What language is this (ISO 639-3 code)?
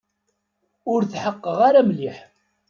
kab